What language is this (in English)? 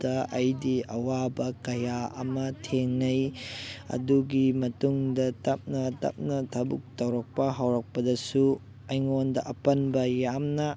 Manipuri